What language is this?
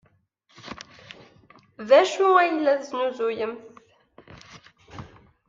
Kabyle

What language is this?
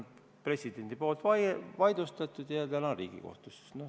Estonian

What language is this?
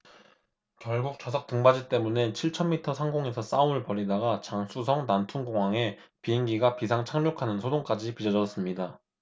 Korean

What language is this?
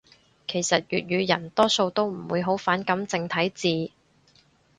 Cantonese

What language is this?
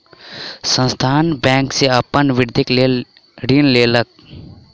Maithili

